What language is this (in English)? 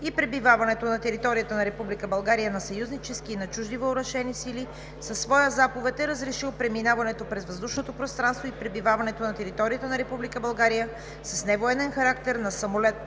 Bulgarian